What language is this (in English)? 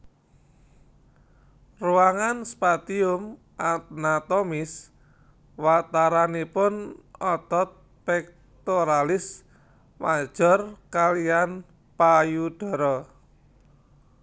Javanese